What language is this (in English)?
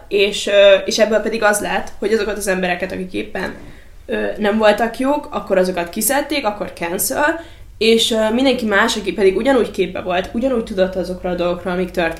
Hungarian